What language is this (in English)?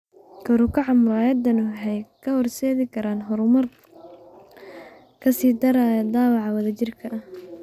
Somali